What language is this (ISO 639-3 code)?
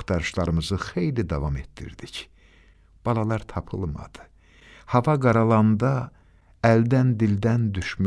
tur